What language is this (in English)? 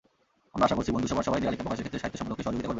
Bangla